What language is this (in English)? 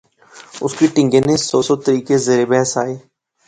Pahari-Potwari